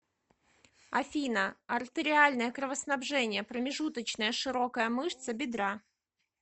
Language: Russian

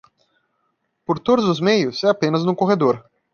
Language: Portuguese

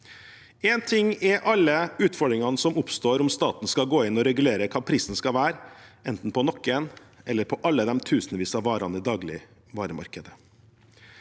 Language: Norwegian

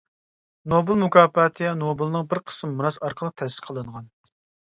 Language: Uyghur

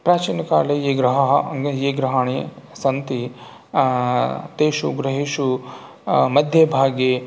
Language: Sanskrit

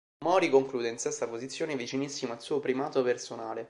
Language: Italian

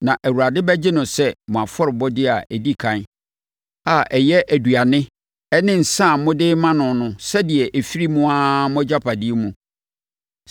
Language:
Akan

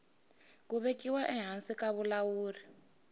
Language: Tsonga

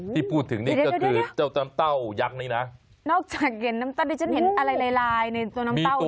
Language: Thai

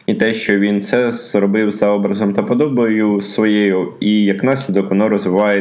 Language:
Ukrainian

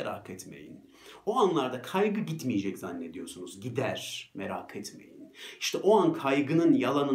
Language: Turkish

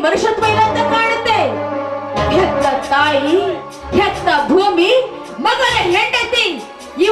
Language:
Hindi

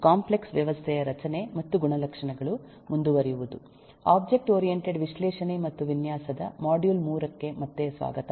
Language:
Kannada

